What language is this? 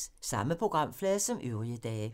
Danish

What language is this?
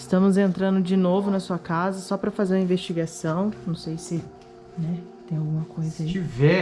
Portuguese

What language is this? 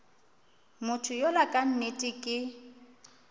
Northern Sotho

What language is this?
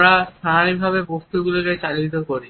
Bangla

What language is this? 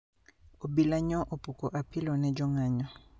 Luo (Kenya and Tanzania)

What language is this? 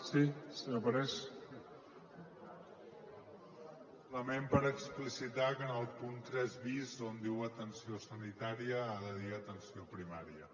Catalan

